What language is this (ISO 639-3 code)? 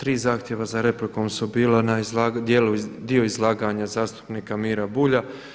hrv